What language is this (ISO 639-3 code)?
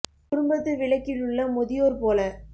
tam